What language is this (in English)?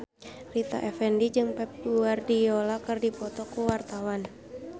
Sundanese